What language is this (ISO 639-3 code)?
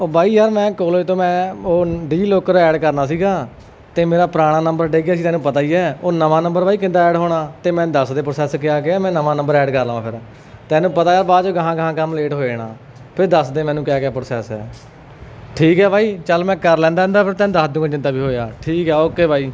pan